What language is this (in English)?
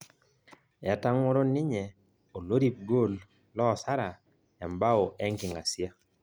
Masai